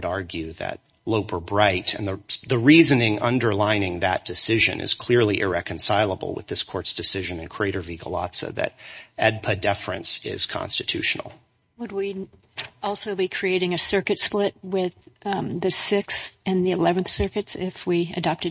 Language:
English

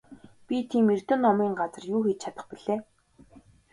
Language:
Mongolian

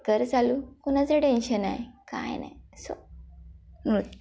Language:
Marathi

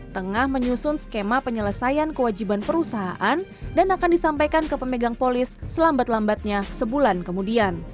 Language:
Indonesian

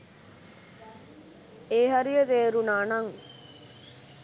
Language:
Sinhala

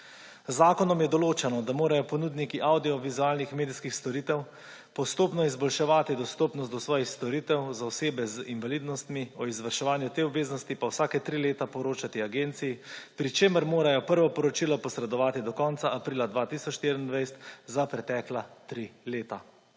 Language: Slovenian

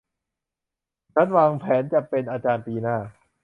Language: Thai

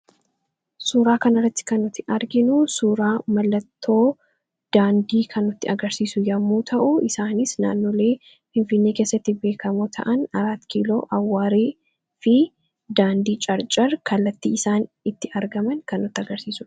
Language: Oromo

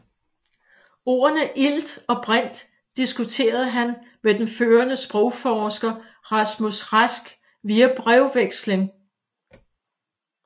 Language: Danish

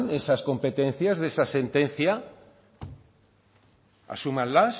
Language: Spanish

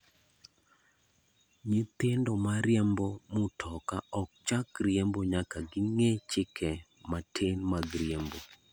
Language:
Luo (Kenya and Tanzania)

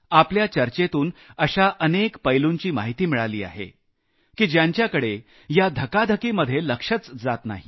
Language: Marathi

